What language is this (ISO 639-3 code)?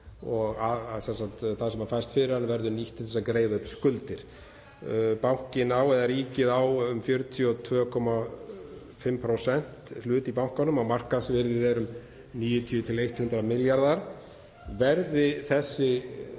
isl